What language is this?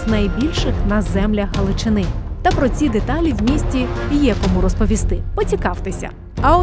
Ukrainian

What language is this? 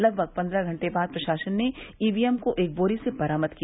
Hindi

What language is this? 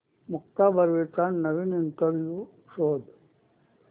Marathi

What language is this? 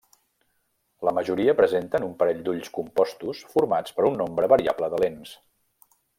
Catalan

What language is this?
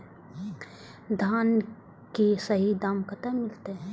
Maithili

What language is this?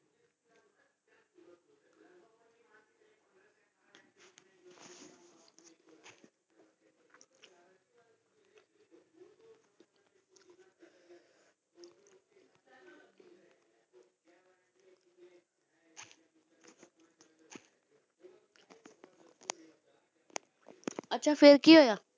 Punjabi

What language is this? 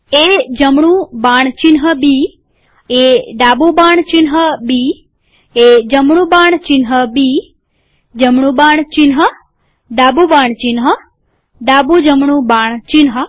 Gujarati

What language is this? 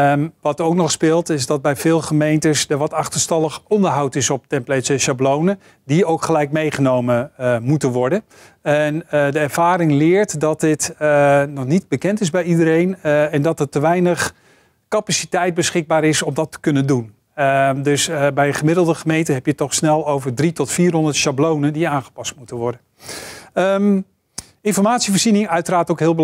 Dutch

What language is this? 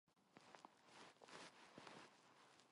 Korean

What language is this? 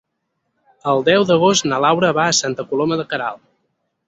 Catalan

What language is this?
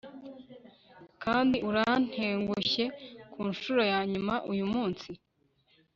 Kinyarwanda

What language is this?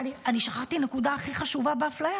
Hebrew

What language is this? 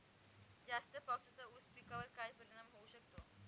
Marathi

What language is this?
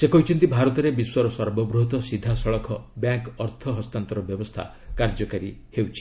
Odia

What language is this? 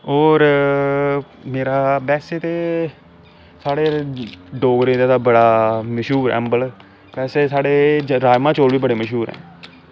Dogri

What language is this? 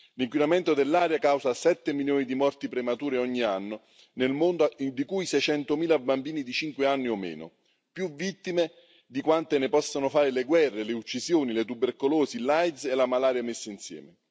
Italian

